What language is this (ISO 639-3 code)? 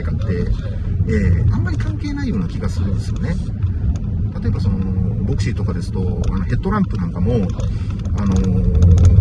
jpn